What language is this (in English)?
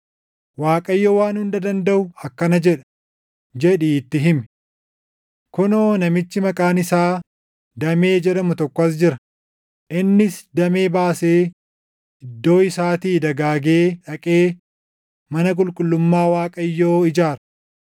Oromo